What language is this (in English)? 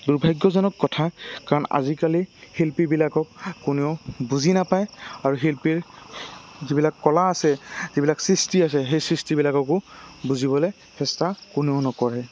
Assamese